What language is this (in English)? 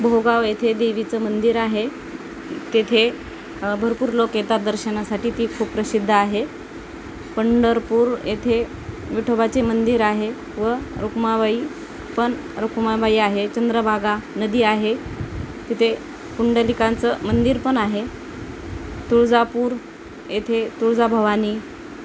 Marathi